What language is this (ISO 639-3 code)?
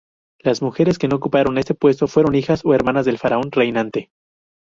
spa